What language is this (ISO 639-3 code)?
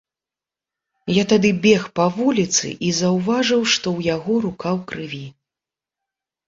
bel